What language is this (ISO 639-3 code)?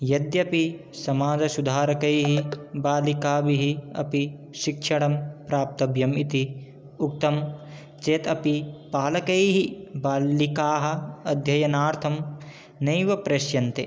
san